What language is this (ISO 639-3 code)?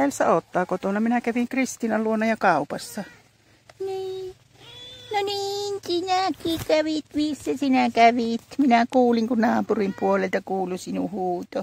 fin